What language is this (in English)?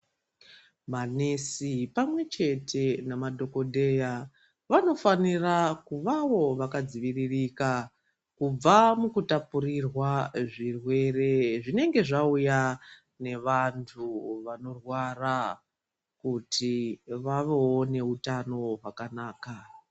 Ndau